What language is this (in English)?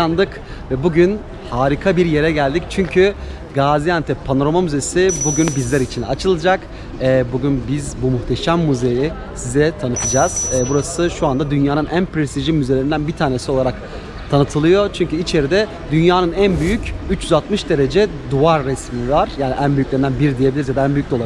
Turkish